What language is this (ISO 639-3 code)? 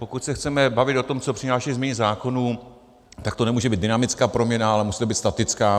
ces